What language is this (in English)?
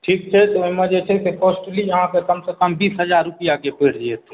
Maithili